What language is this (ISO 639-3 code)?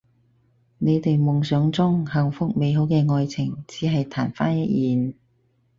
yue